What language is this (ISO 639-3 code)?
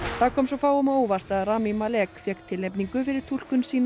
isl